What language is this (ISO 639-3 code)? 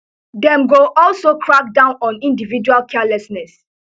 pcm